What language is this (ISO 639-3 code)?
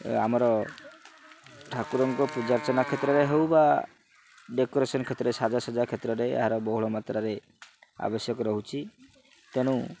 ori